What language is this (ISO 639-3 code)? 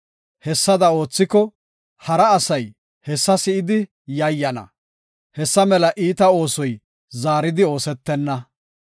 gof